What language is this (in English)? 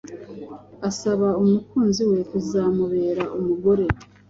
Kinyarwanda